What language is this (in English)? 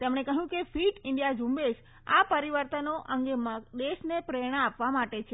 Gujarati